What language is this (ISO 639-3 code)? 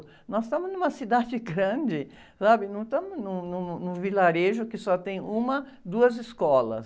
por